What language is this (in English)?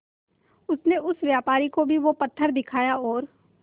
Hindi